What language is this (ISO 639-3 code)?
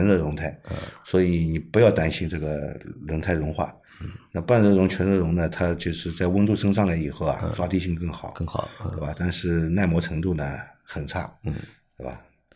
zho